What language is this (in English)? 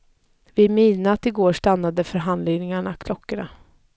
Swedish